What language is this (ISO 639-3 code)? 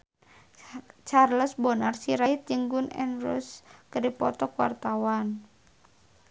sun